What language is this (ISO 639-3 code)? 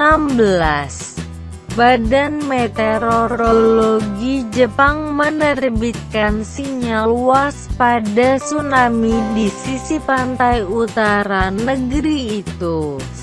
ind